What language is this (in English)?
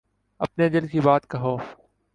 Urdu